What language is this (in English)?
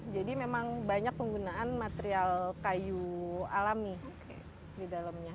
Indonesian